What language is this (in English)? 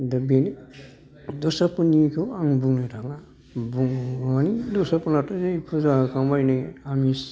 Bodo